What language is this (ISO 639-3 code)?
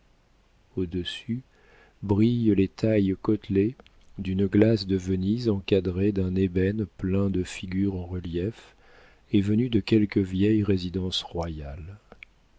fra